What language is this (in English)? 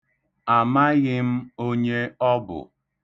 Igbo